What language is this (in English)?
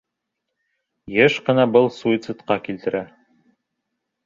Bashkir